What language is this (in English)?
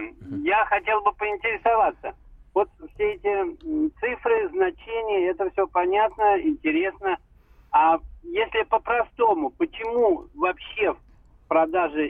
Russian